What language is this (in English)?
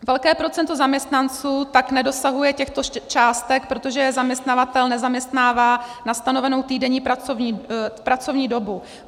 Czech